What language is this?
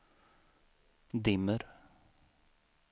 Swedish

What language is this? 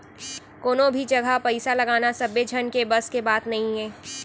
Chhattisgarhi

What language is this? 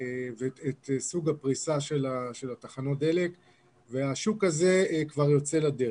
Hebrew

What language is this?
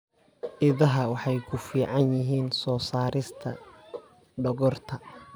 Somali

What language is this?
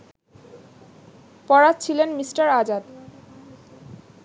Bangla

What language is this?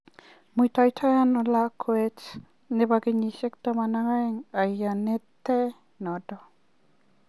Kalenjin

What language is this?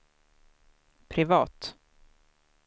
Swedish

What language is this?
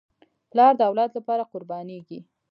Pashto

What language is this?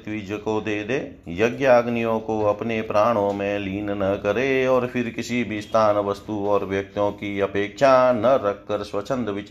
Hindi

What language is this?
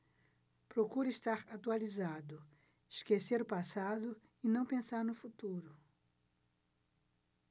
Portuguese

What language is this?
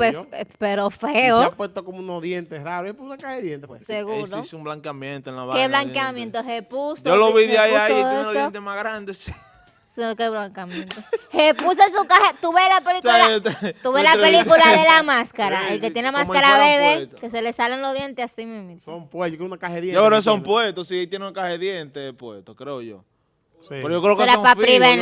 Spanish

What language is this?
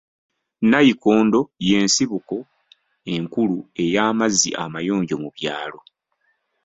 Ganda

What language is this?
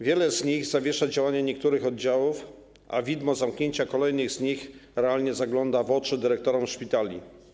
Polish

